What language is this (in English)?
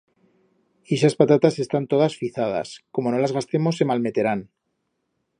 Aragonese